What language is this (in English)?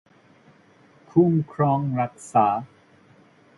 Thai